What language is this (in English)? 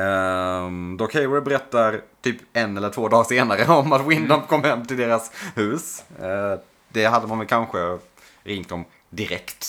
Swedish